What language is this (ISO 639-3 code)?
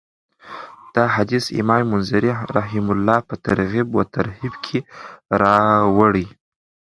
pus